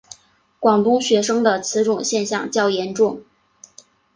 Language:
Chinese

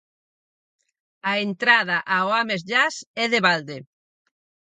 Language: Galician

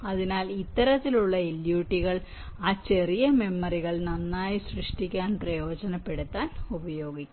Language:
Malayalam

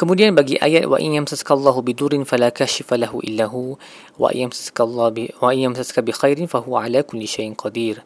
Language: Malay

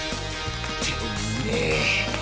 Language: Japanese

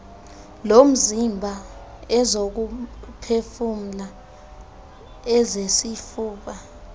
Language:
Xhosa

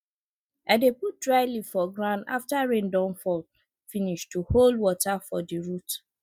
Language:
Nigerian Pidgin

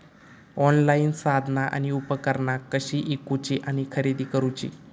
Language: Marathi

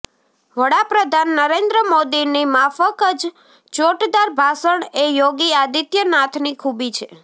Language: Gujarati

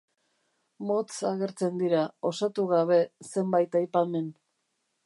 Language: Basque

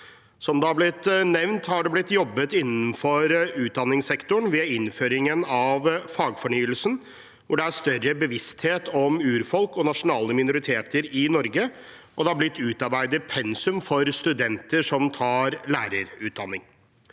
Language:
Norwegian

